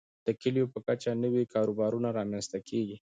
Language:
Pashto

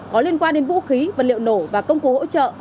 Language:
Vietnamese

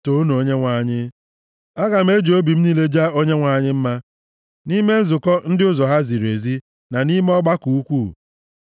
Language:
Igbo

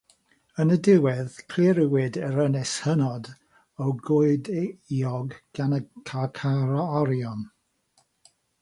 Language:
Welsh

